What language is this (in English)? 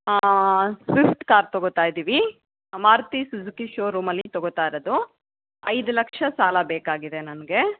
Kannada